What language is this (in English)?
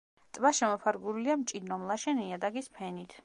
Georgian